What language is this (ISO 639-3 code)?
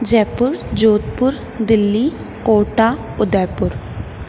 snd